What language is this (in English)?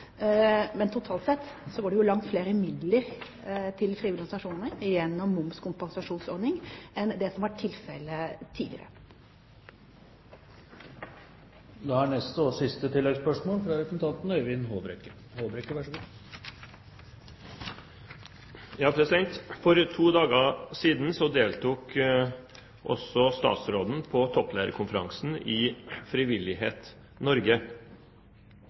Norwegian